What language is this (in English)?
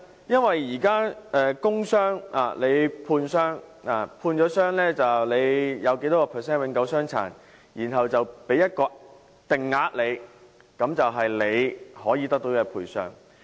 Cantonese